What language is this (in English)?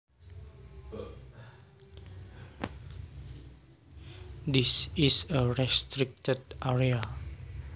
Javanese